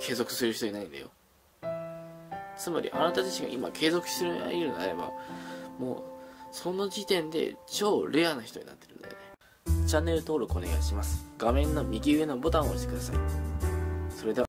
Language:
Japanese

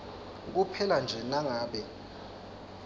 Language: Swati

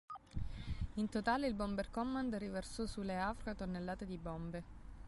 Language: Italian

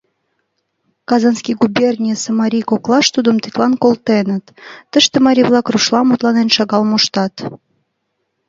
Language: Mari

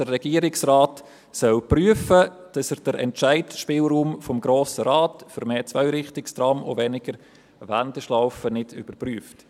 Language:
Swiss German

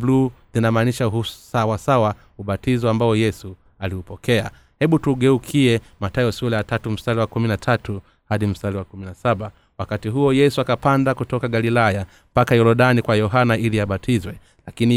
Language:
Swahili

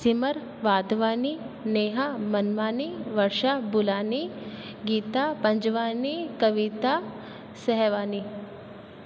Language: Sindhi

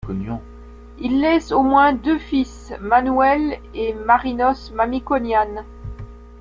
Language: French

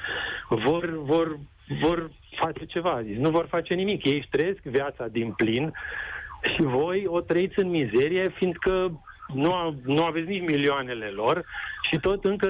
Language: Romanian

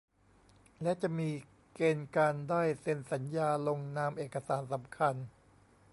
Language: Thai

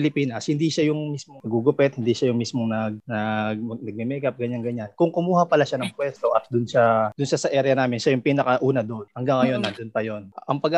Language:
Filipino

